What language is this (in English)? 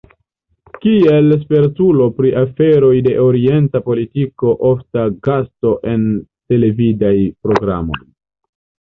Esperanto